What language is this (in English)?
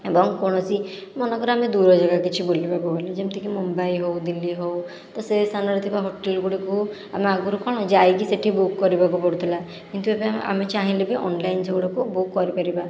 Odia